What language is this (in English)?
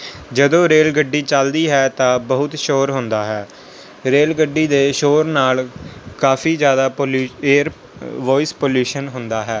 Punjabi